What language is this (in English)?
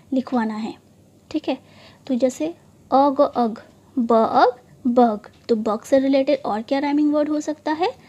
Hindi